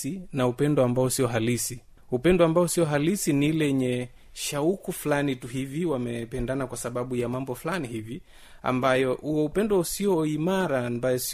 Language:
Swahili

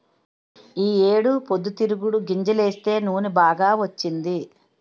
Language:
Telugu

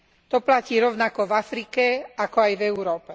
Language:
Slovak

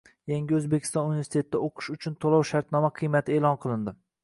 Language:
Uzbek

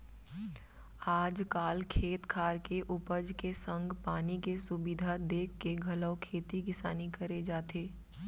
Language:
Chhattisgarhi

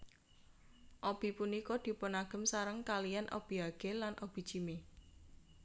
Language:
Javanese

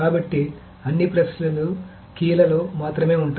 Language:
Telugu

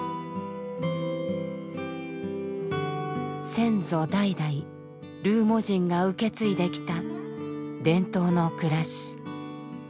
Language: Japanese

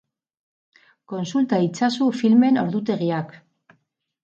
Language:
Basque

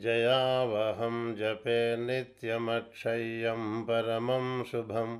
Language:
Telugu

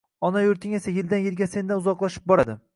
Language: Uzbek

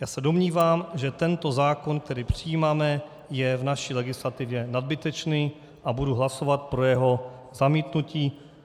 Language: Czech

